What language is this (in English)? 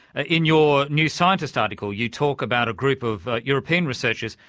English